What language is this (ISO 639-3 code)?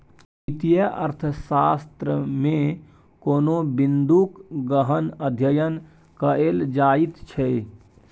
mai